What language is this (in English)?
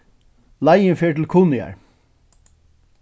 Faroese